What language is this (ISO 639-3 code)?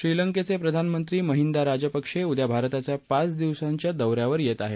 mar